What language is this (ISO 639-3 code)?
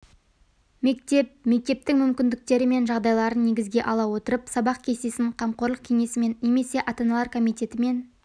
kaz